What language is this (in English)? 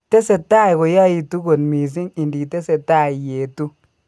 Kalenjin